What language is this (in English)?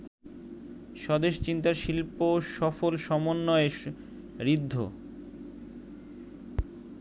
Bangla